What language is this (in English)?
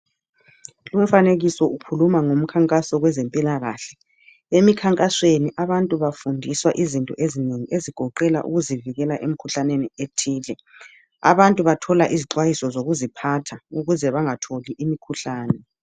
North Ndebele